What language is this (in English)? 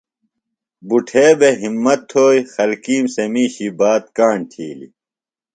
Phalura